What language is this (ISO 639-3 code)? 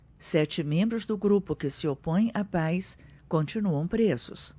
por